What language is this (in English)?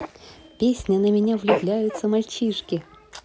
Russian